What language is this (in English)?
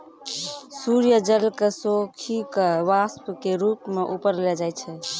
Maithili